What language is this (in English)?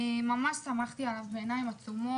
Hebrew